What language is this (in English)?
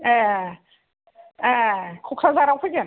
Bodo